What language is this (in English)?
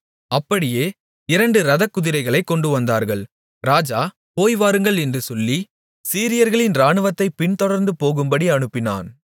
Tamil